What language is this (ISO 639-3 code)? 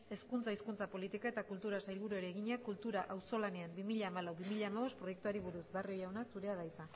eus